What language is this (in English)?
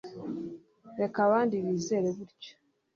Kinyarwanda